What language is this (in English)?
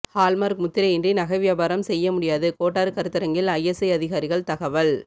Tamil